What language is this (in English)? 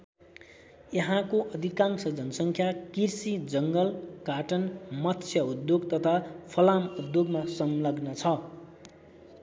Nepali